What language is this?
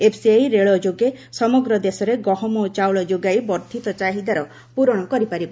Odia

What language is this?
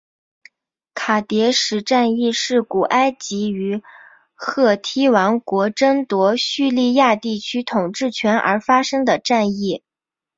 Chinese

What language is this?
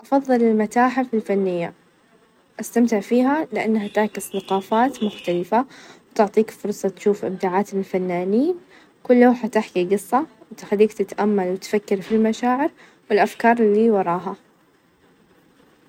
Najdi Arabic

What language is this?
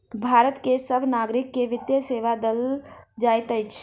Maithili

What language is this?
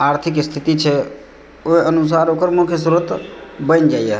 Maithili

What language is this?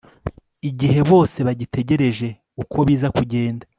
Kinyarwanda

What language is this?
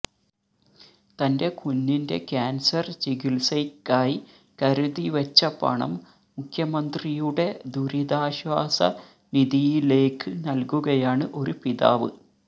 Malayalam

